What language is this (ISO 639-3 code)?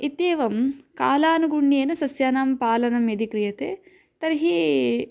san